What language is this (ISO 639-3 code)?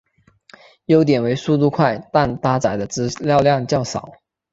zho